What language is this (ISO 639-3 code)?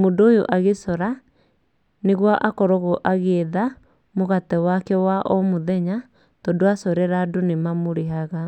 kik